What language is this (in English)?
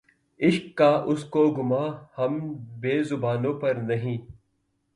Urdu